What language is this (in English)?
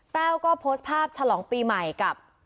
Thai